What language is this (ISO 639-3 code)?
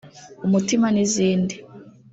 kin